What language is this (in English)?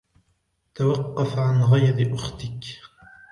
Arabic